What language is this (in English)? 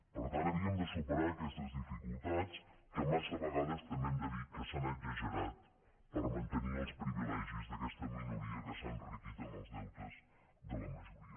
Catalan